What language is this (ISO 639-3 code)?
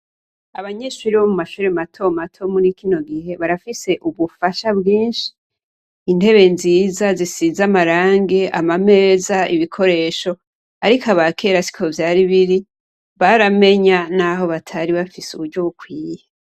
run